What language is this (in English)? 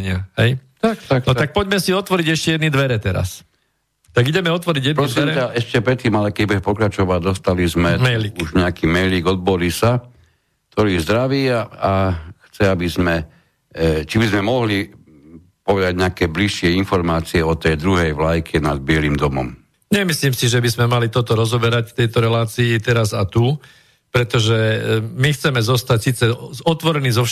Slovak